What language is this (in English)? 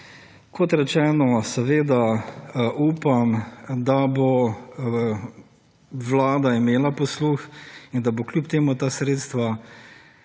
Slovenian